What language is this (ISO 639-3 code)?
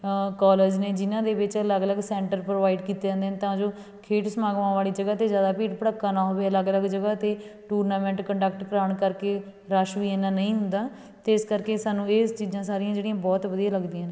pan